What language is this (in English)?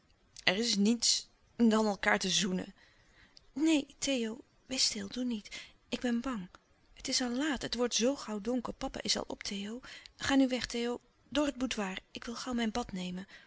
Dutch